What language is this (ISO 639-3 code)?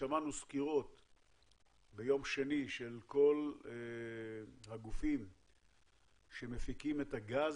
heb